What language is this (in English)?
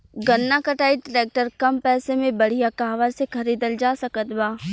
Bhojpuri